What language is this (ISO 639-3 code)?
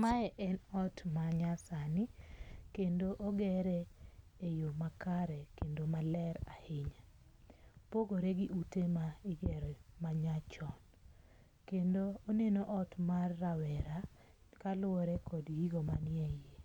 luo